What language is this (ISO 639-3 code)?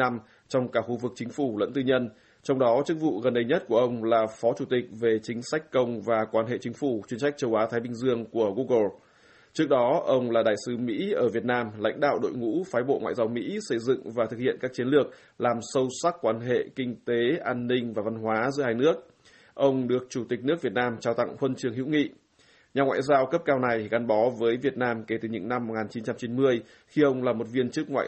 vie